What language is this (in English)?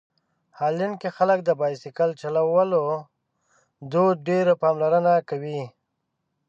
Pashto